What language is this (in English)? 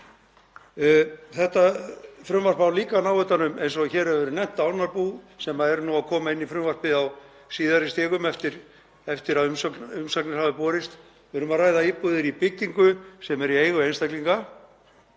Icelandic